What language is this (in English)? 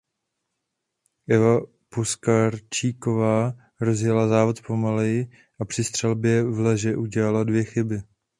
Czech